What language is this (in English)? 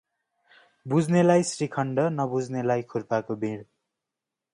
Nepali